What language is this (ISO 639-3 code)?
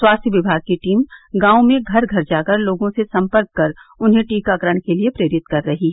hin